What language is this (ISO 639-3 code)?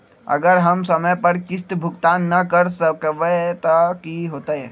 mag